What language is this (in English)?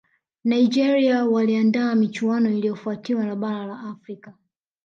Swahili